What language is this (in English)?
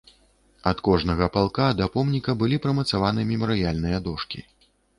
Belarusian